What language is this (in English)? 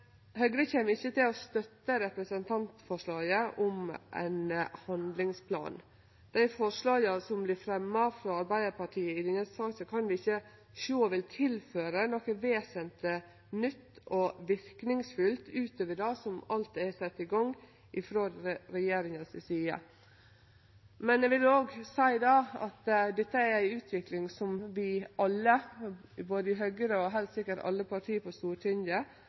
Norwegian Nynorsk